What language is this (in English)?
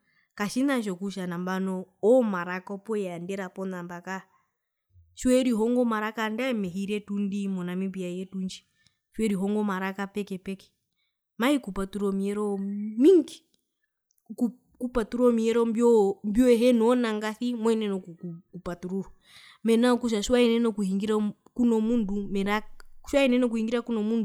Herero